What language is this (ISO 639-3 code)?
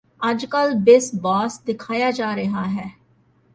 pan